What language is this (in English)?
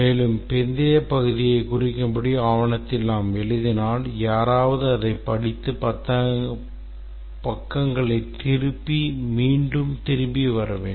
Tamil